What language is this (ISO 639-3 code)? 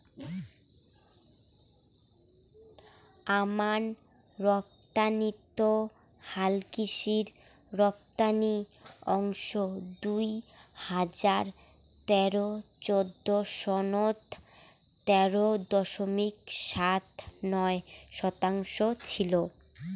ben